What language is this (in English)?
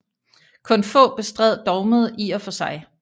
Danish